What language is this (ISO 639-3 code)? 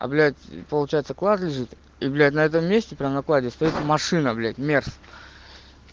rus